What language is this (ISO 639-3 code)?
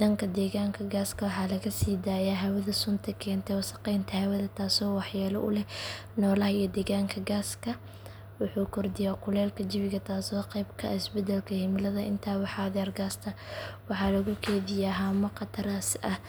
som